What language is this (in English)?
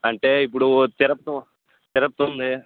Telugu